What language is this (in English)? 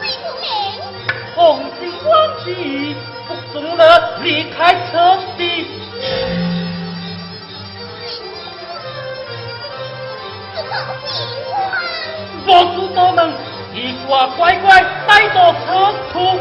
Chinese